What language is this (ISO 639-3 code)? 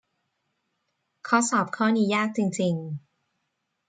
tha